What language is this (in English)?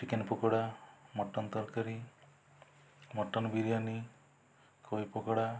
Odia